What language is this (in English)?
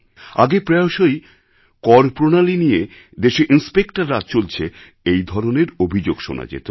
Bangla